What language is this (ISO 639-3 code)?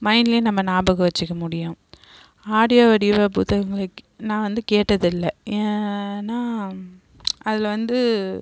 tam